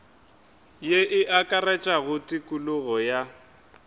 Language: Northern Sotho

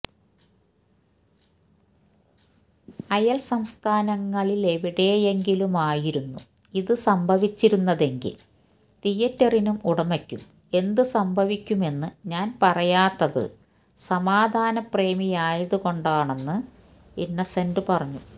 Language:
Malayalam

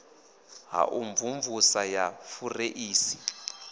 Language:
Venda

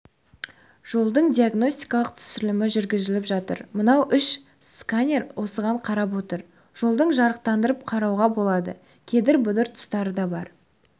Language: Kazakh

